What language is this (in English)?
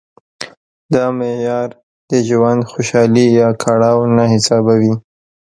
Pashto